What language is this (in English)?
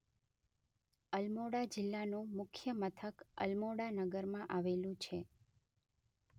Gujarati